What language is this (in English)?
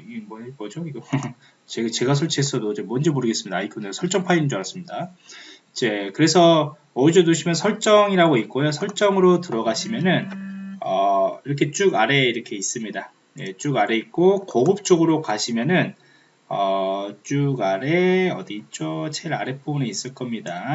Korean